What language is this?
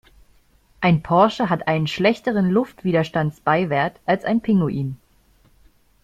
German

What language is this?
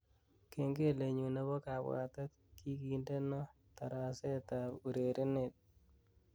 Kalenjin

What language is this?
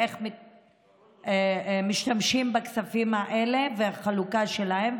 Hebrew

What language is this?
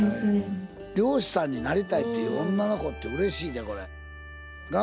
Japanese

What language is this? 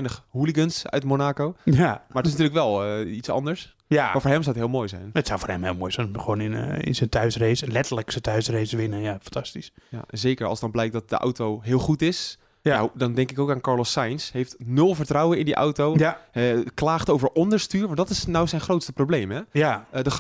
Dutch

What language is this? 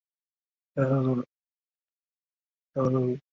Chinese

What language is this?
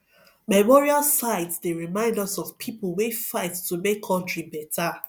Nigerian Pidgin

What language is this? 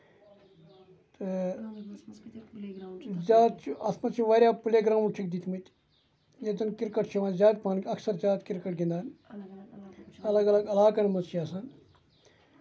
Kashmiri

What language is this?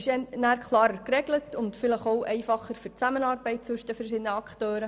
Swiss German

